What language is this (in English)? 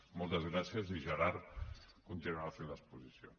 Catalan